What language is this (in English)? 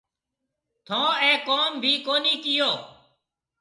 Marwari (Pakistan)